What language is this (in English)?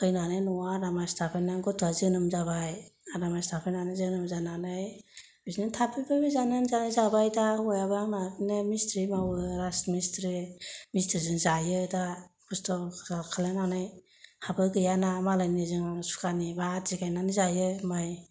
Bodo